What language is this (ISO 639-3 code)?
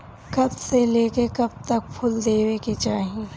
bho